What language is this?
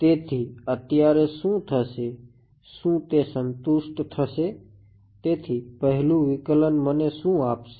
Gujarati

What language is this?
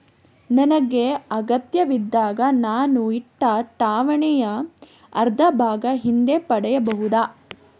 Kannada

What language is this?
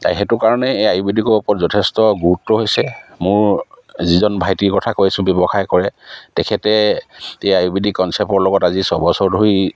Assamese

